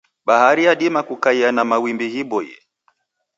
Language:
Taita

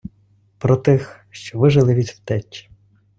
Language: Ukrainian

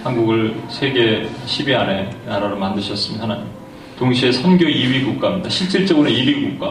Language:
Korean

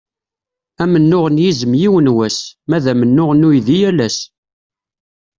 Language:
Kabyle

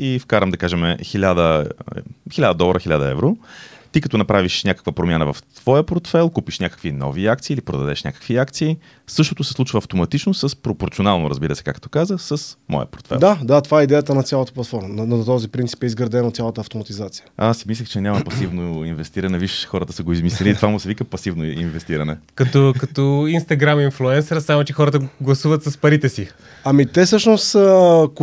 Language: Bulgarian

